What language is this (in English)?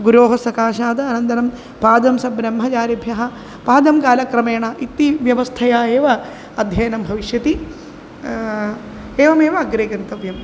Sanskrit